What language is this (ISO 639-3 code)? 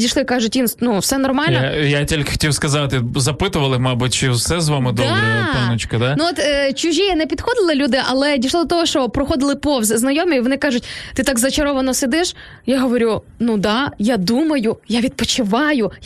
ukr